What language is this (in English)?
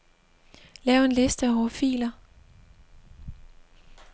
Danish